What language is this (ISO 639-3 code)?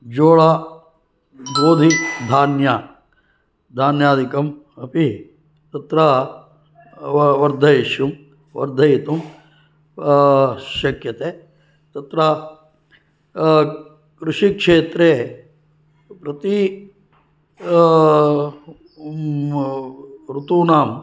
san